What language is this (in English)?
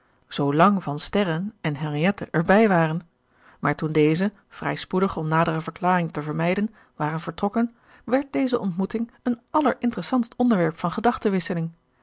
Dutch